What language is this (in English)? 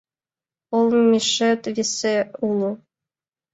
Mari